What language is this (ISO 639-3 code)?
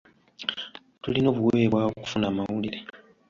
lug